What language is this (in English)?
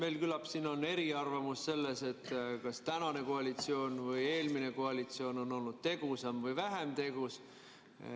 Estonian